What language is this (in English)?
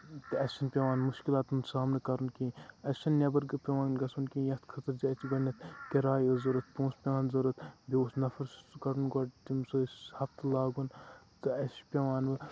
Kashmiri